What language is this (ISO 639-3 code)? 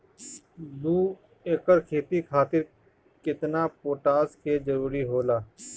bho